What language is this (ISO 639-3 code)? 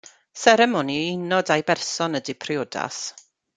cym